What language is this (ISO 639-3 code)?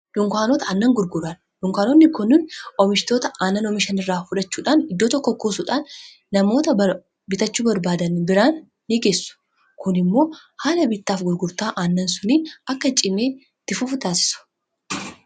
orm